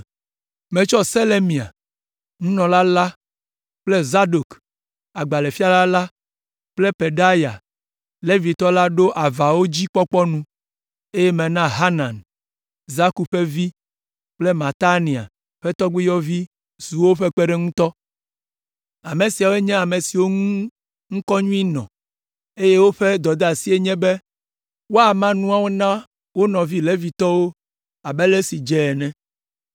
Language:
Ewe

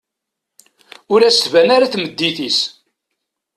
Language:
Kabyle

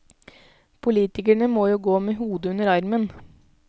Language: Norwegian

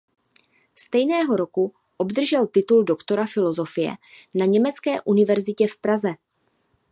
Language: Czech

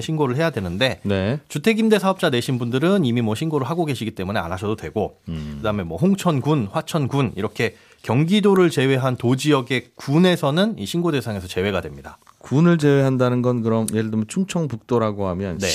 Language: Korean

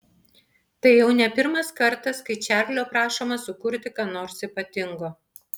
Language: Lithuanian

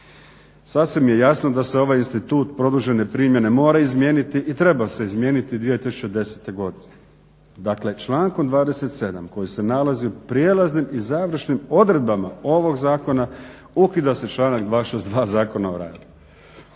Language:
Croatian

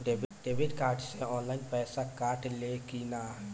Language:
Bhojpuri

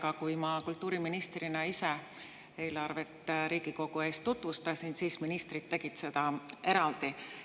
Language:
Estonian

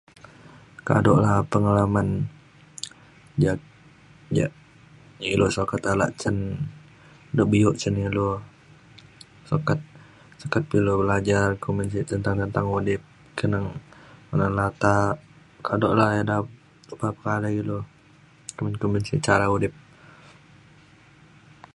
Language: Mainstream Kenyah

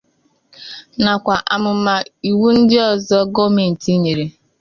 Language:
Igbo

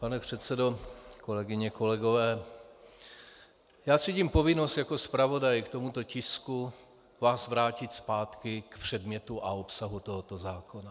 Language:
Czech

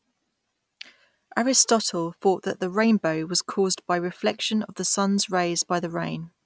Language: English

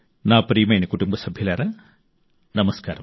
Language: Telugu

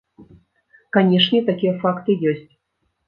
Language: Belarusian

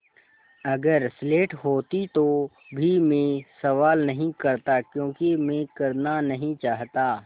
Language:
Hindi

